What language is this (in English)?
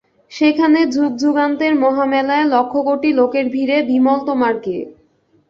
Bangla